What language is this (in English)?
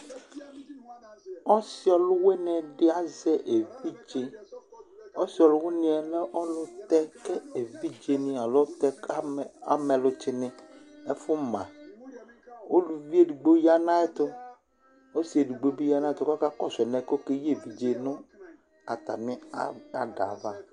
Ikposo